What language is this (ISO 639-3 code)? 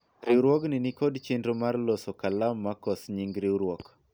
luo